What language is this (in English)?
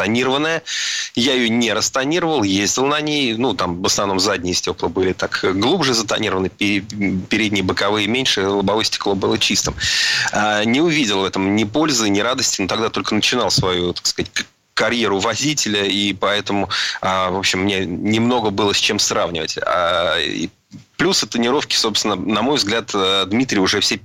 Russian